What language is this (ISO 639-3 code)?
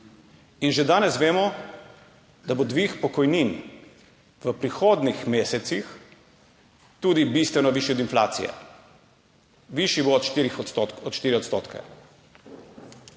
slv